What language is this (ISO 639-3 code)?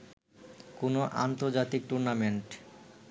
ben